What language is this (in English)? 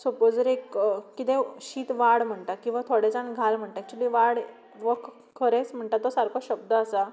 Konkani